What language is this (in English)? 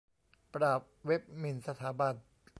Thai